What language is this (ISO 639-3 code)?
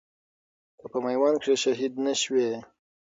pus